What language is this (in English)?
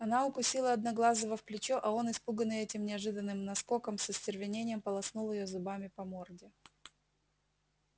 Russian